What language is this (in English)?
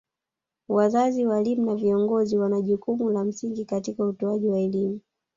Swahili